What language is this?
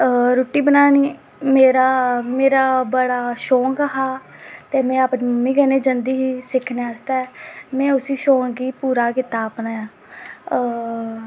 Dogri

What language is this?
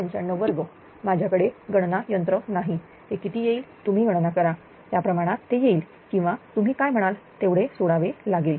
Marathi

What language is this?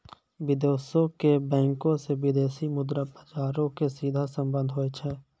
Maithili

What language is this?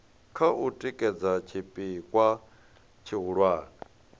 Venda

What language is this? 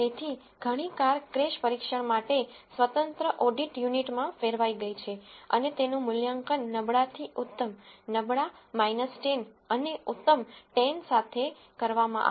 Gujarati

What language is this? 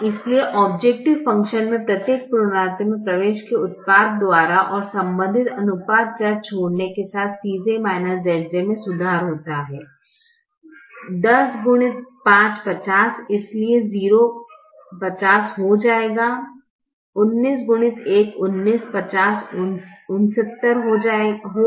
Hindi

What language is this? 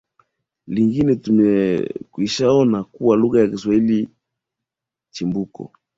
Swahili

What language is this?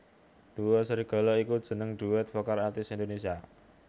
Javanese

